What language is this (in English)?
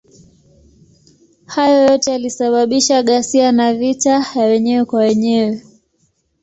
Swahili